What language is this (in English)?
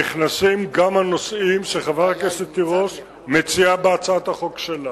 Hebrew